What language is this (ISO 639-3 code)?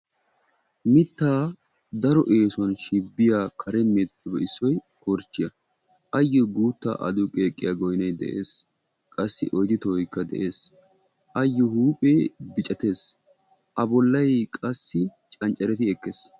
wal